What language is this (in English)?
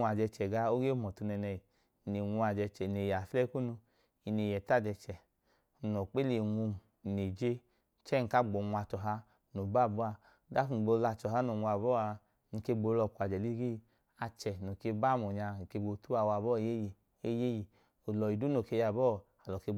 Idoma